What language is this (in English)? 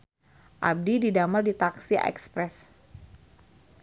Sundanese